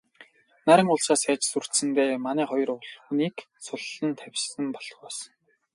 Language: Mongolian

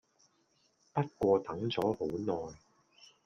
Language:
Cantonese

